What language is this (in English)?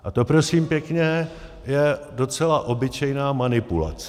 Czech